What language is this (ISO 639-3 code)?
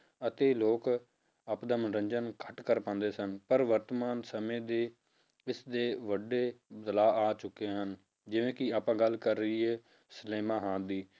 pan